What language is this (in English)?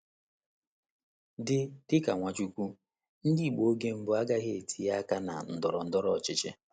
Igbo